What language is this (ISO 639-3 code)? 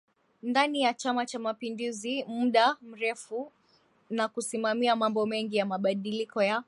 swa